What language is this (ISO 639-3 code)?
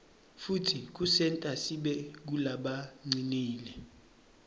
ssw